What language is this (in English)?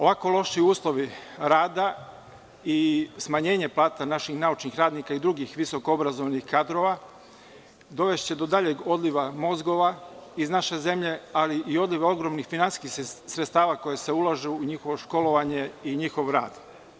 Serbian